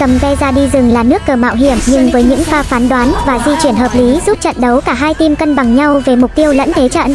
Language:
Vietnamese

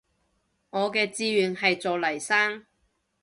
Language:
Cantonese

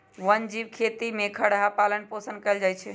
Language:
Magahi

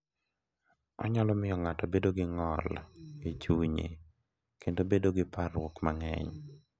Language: Luo (Kenya and Tanzania)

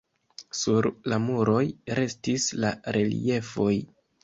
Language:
Esperanto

